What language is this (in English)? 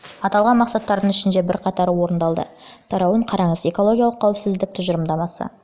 Kazakh